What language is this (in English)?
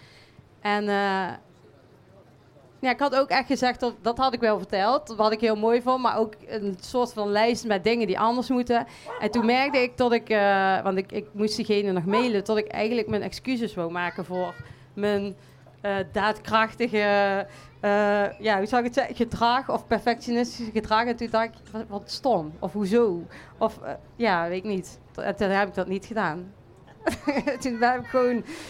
Dutch